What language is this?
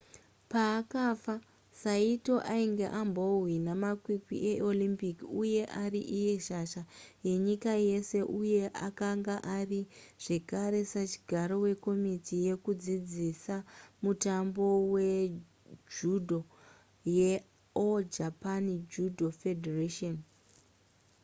Shona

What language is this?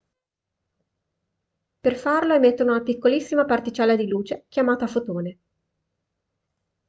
Italian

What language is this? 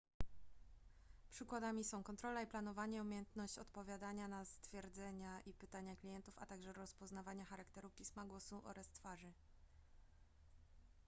Polish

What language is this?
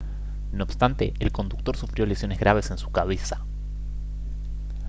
Spanish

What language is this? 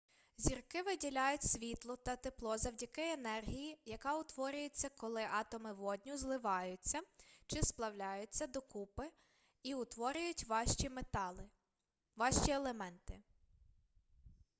Ukrainian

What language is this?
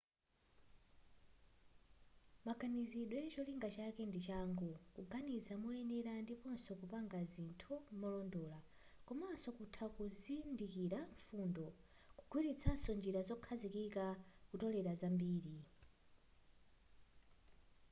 Nyanja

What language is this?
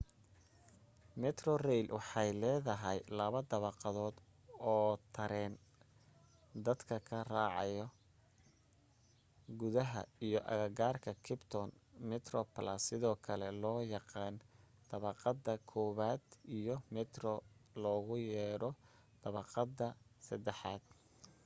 Somali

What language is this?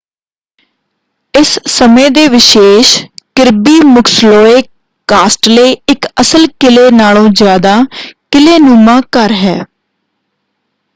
Punjabi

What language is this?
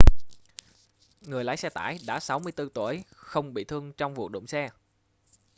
Vietnamese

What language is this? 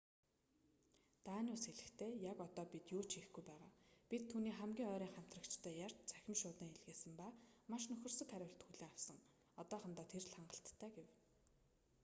Mongolian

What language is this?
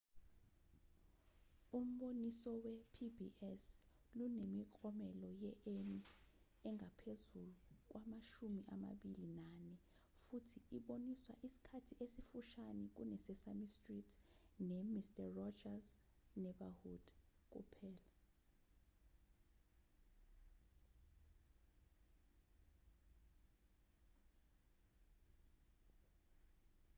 Zulu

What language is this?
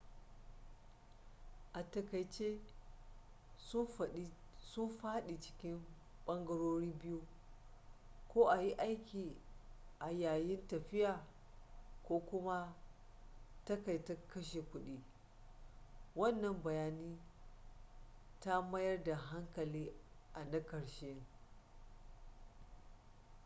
Hausa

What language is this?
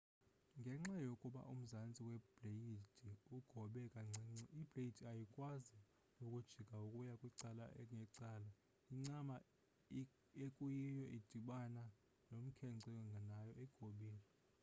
Xhosa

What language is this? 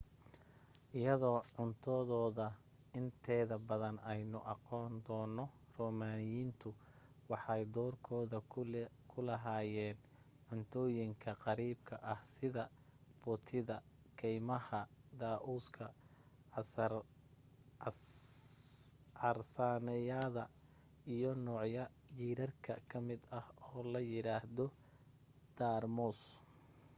Somali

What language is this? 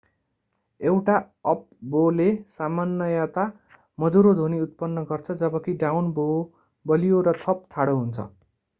Nepali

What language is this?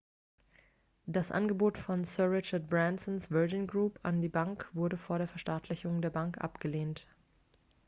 German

